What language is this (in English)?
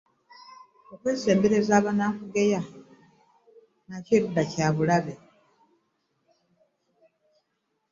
Ganda